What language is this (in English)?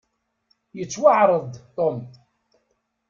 Kabyle